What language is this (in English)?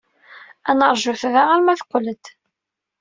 Kabyle